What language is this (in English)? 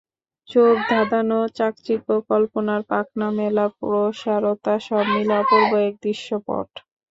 Bangla